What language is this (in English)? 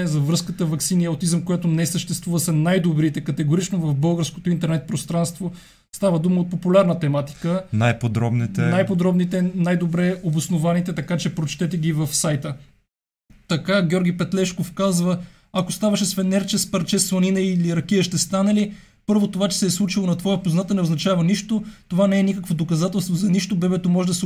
Bulgarian